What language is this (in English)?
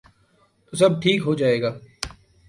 Urdu